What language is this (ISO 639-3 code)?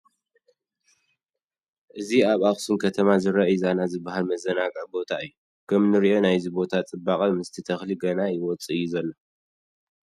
tir